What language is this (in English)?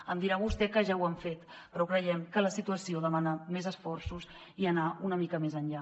Catalan